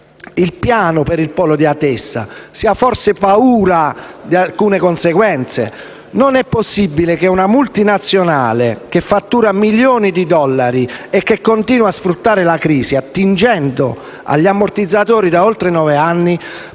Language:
Italian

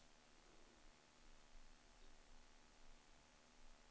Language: Swedish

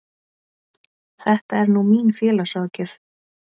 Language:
Icelandic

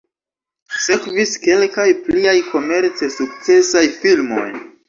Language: Esperanto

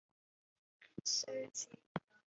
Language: Chinese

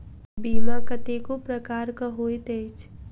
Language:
Maithili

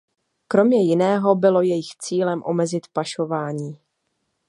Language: Czech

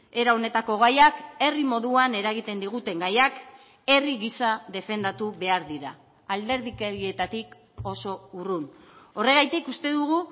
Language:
Basque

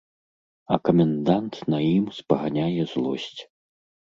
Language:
Belarusian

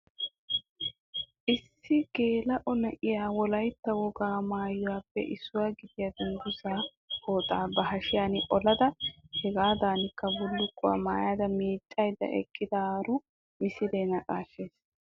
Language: Wolaytta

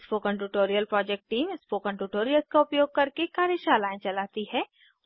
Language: Hindi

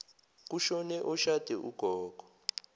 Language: Zulu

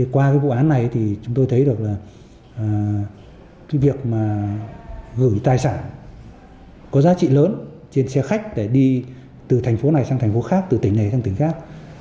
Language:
Vietnamese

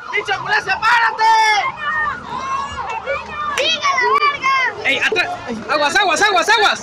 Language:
Spanish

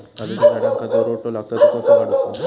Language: Marathi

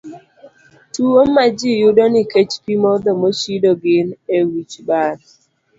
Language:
Luo (Kenya and Tanzania)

